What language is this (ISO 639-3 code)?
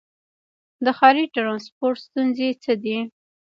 pus